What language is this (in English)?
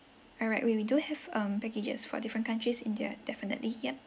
English